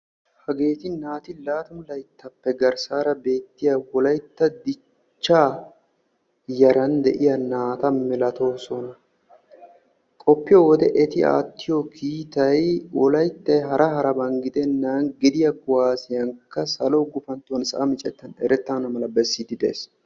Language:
Wolaytta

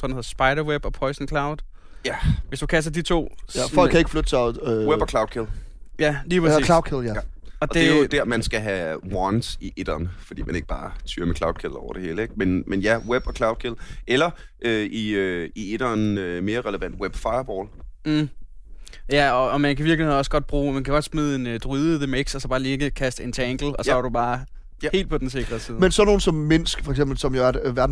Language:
Danish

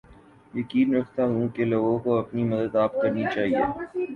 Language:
Urdu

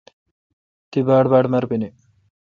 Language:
Kalkoti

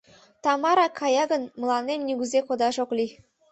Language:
Mari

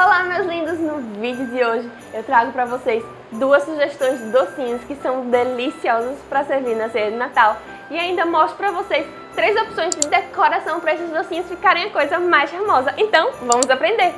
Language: Portuguese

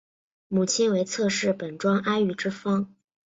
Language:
Chinese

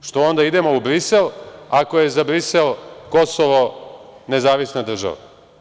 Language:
Serbian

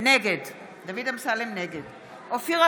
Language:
Hebrew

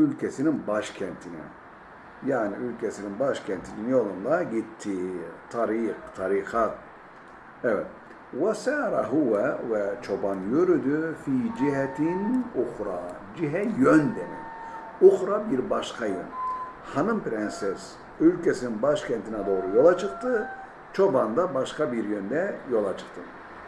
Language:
Turkish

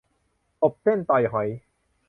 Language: Thai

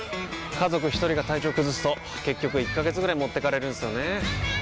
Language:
Japanese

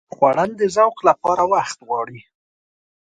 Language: Pashto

